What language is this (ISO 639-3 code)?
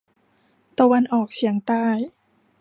tha